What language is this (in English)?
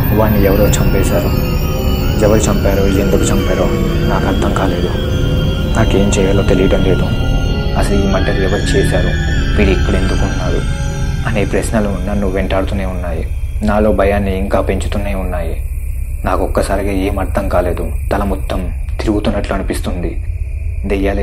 Telugu